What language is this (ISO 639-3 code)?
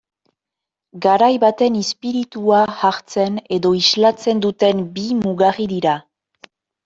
eus